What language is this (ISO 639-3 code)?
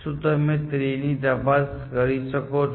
guj